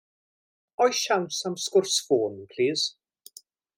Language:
Welsh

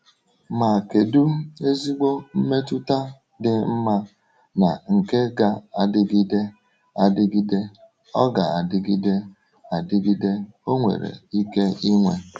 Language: Igbo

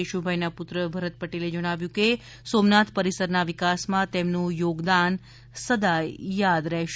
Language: Gujarati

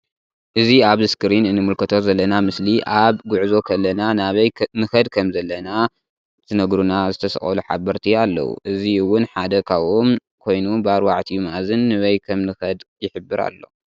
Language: Tigrinya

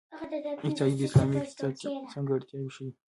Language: Pashto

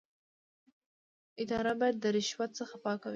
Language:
Pashto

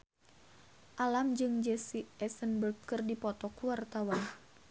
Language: Sundanese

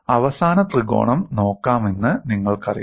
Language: Malayalam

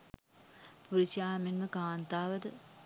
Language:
Sinhala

